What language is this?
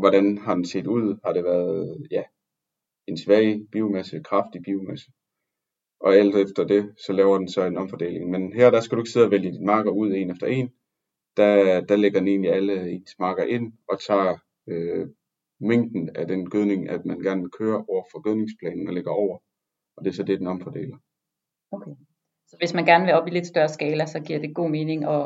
Danish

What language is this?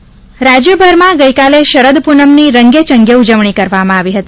Gujarati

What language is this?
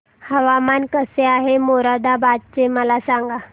Marathi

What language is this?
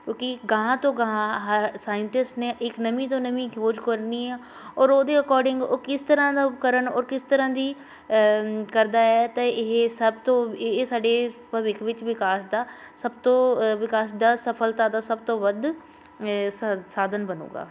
Punjabi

